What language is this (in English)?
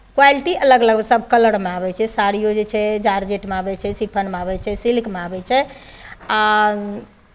Maithili